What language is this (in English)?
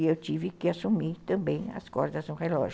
Portuguese